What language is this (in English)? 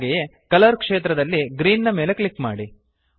Kannada